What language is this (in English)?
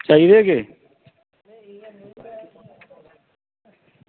Dogri